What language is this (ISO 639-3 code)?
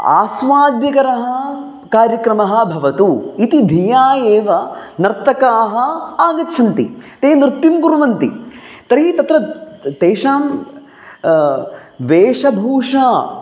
san